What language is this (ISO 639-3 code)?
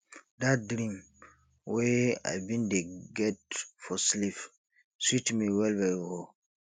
pcm